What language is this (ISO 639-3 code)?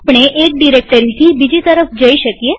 guj